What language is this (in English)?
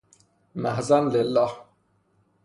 Persian